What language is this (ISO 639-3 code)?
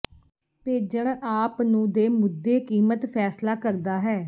pan